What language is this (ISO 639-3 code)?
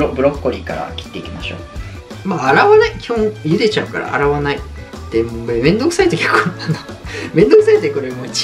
jpn